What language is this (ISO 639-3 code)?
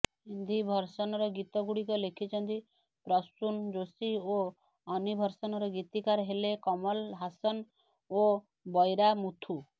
ori